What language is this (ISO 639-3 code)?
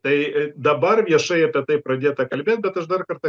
lit